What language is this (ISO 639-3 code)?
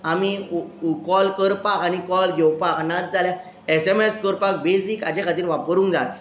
kok